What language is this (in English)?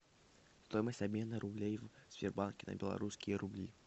Russian